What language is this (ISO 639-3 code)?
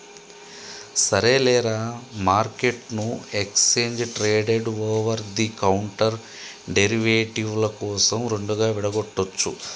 tel